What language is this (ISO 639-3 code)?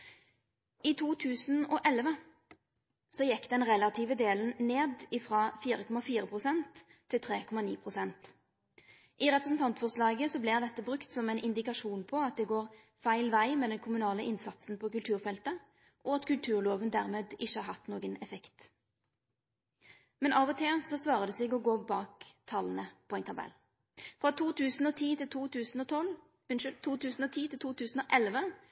nno